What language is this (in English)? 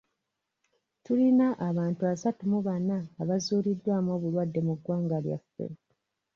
Ganda